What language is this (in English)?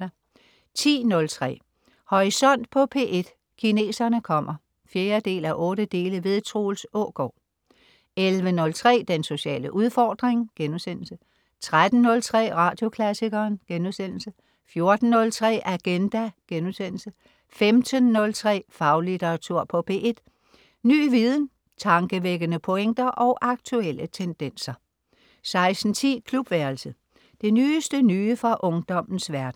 Danish